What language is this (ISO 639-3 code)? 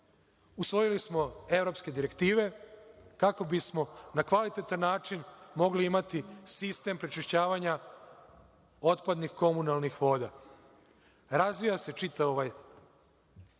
srp